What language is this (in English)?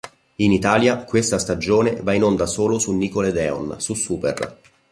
Italian